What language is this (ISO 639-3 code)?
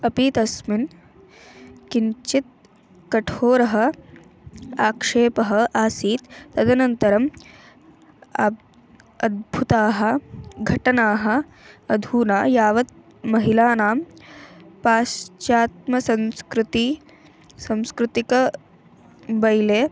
san